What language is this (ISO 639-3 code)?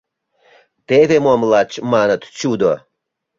chm